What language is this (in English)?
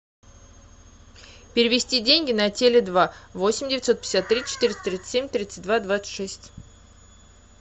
Russian